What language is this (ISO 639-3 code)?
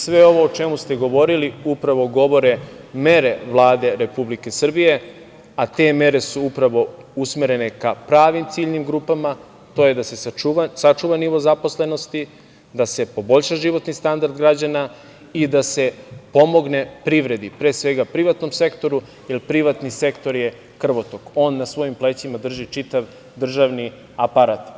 srp